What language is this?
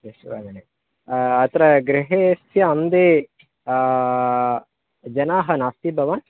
Sanskrit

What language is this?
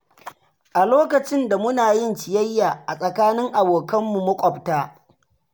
Hausa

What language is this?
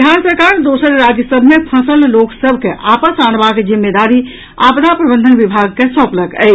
Maithili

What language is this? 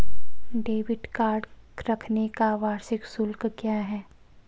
Hindi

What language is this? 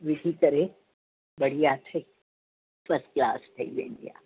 Sindhi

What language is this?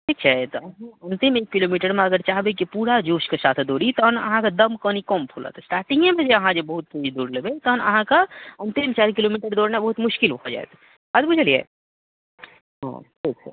Maithili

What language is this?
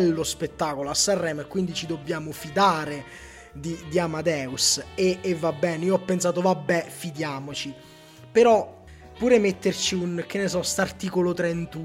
Italian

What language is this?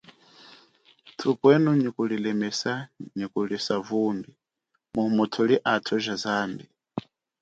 Chokwe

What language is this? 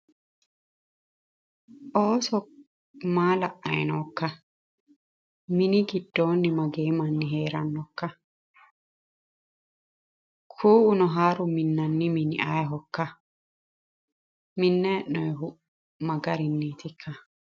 Sidamo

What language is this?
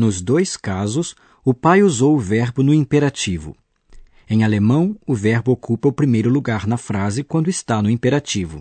Portuguese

